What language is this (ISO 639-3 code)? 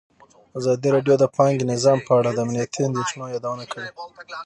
pus